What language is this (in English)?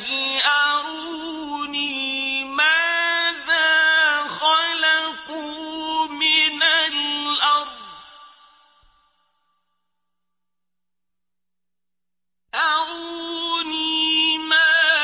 Arabic